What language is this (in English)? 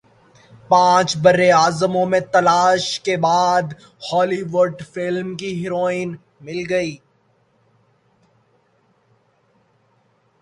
Urdu